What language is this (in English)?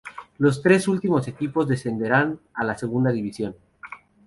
Spanish